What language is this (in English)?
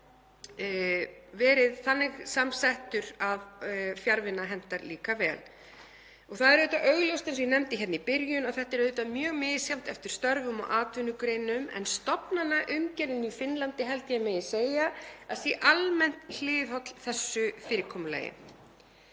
Icelandic